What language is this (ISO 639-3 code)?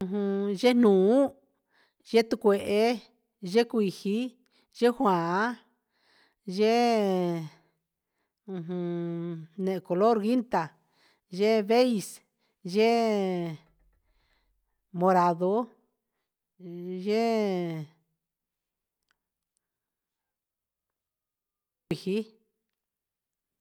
mxs